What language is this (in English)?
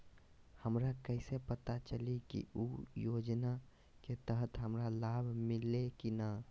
Magahi